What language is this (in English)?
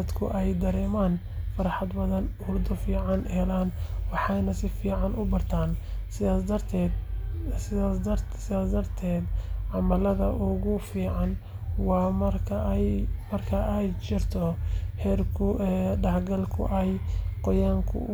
Somali